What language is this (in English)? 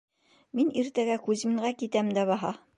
Bashkir